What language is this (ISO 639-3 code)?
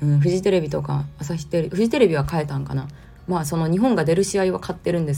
jpn